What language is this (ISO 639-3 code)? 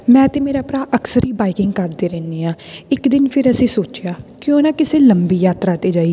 pan